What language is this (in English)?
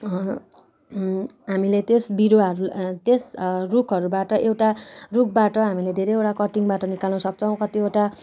Nepali